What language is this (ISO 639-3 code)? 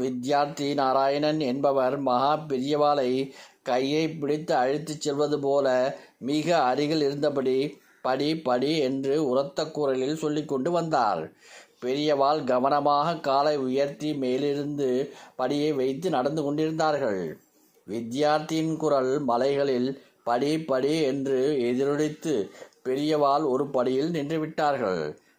tam